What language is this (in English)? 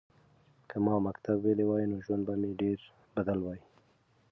Pashto